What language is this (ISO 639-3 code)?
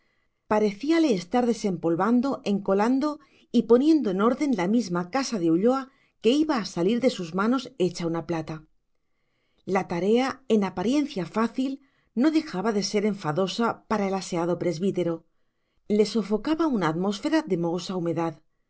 spa